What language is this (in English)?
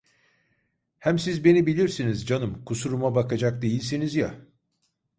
Turkish